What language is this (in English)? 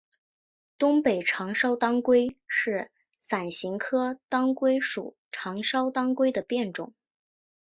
Chinese